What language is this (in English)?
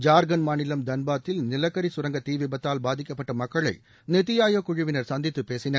Tamil